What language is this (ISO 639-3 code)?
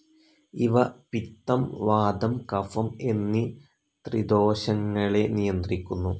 mal